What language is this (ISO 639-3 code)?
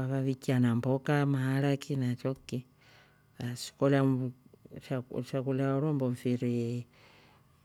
rof